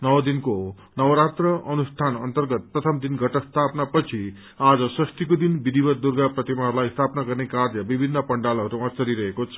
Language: Nepali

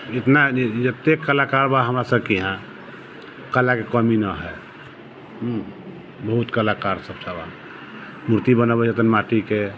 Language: Maithili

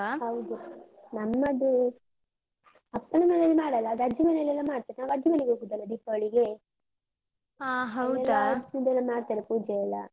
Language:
Kannada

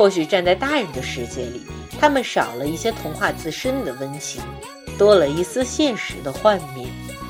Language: Chinese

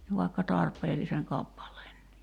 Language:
Finnish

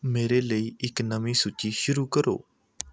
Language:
Punjabi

